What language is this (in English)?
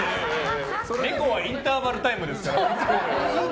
Japanese